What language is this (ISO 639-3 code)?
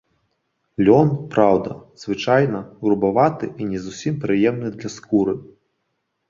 bel